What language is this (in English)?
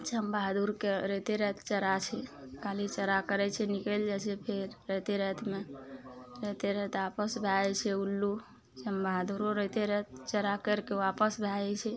Maithili